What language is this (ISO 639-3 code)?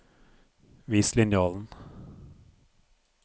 nor